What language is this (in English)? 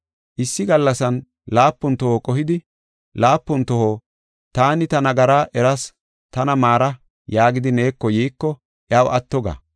Gofa